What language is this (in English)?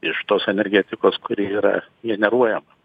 Lithuanian